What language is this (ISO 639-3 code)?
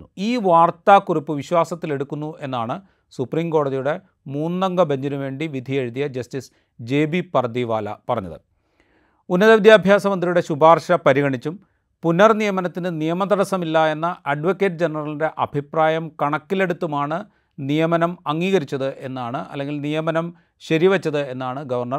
mal